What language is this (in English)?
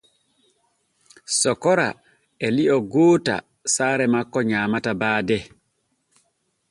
Borgu Fulfulde